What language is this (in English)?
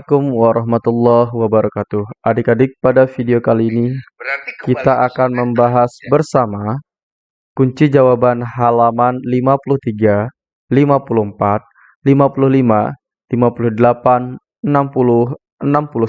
Indonesian